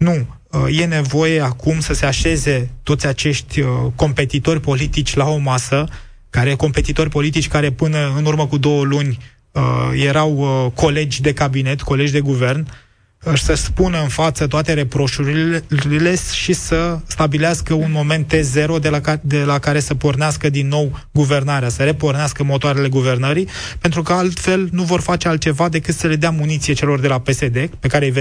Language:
Romanian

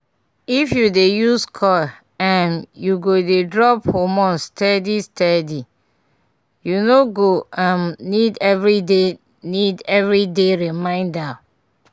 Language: Nigerian Pidgin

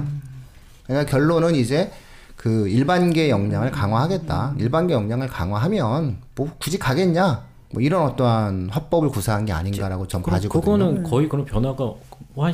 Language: Korean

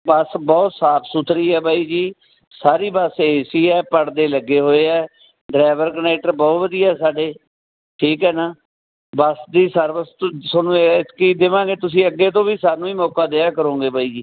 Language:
Punjabi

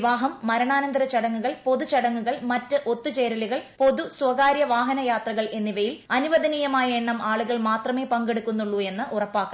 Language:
Malayalam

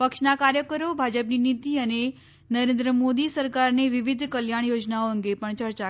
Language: Gujarati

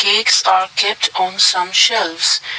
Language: English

